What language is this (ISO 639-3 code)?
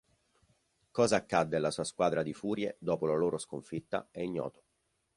ita